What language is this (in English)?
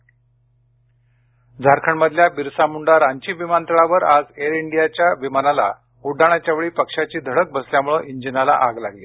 Marathi